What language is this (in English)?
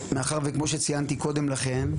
Hebrew